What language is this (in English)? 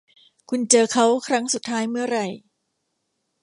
Thai